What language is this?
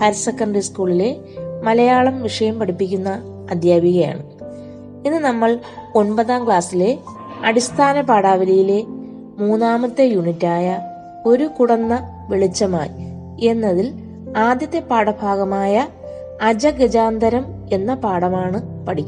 Malayalam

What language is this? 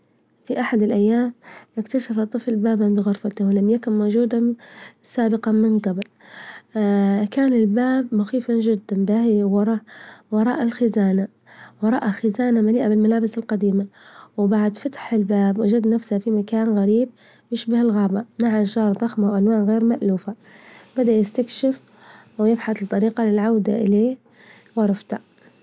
Libyan Arabic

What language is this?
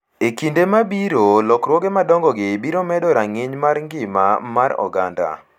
Luo (Kenya and Tanzania)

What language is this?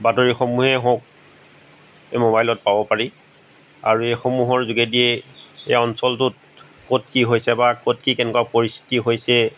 Assamese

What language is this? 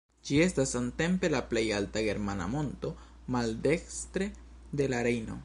Esperanto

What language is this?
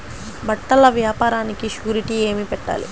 Telugu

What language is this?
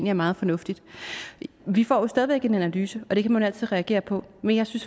Danish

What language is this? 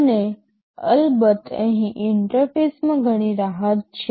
Gujarati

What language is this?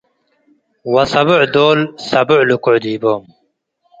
Tigre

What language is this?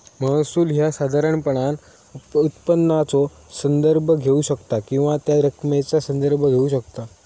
Marathi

